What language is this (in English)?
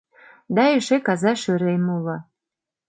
Mari